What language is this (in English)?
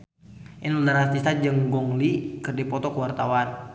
Sundanese